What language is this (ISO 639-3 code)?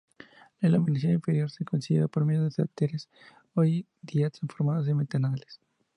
spa